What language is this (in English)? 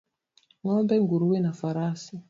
Swahili